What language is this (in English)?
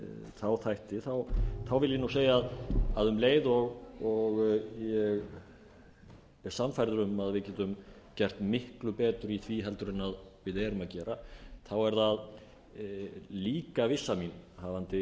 Icelandic